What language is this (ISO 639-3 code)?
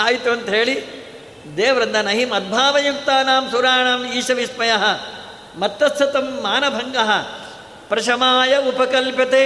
kan